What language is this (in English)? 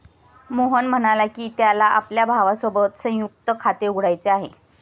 Marathi